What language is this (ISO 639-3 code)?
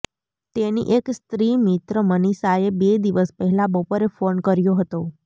guj